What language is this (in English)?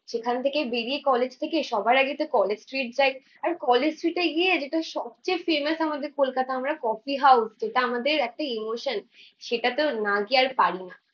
Bangla